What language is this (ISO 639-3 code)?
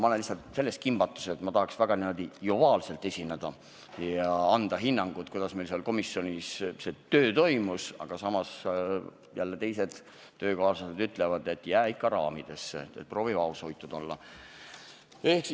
est